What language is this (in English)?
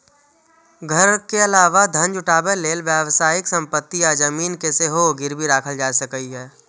Maithili